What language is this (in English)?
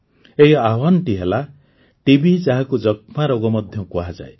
Odia